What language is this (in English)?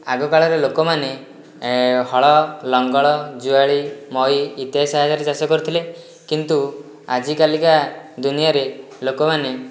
Odia